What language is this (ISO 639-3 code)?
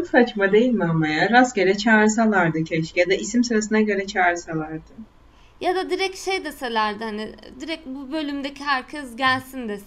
tur